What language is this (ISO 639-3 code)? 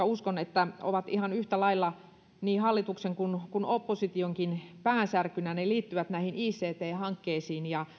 fin